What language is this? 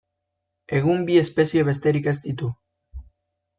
Basque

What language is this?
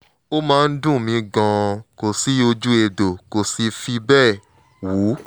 Yoruba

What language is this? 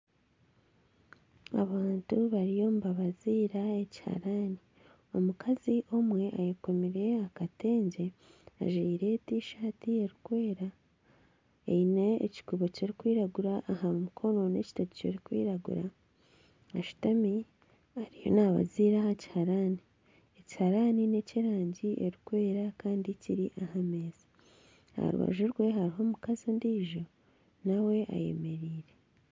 Nyankole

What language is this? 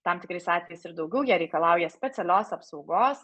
Lithuanian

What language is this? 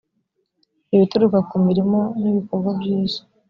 Kinyarwanda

